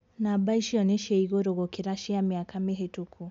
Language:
Kikuyu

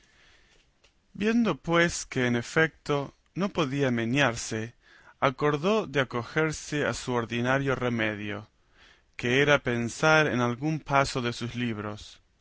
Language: Spanish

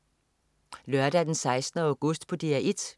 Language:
Danish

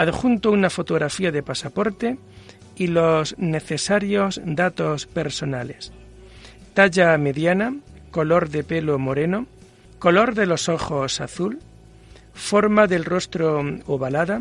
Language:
Spanish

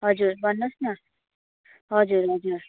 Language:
Nepali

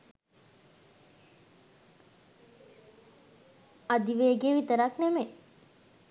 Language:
Sinhala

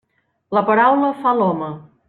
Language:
Catalan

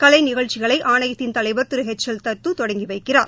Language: Tamil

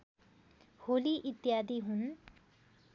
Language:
Nepali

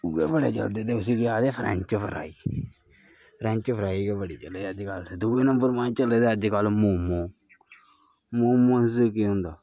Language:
Dogri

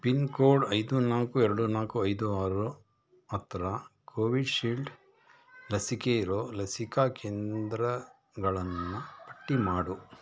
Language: Kannada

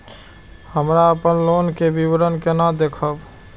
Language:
Maithili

